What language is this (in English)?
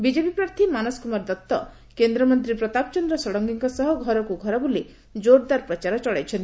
Odia